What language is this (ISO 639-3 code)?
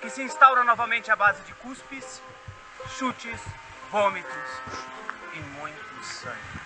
por